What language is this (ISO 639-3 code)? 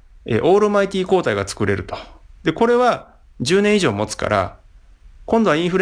jpn